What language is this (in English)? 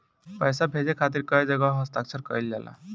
Bhojpuri